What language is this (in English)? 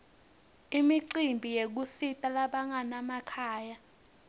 Swati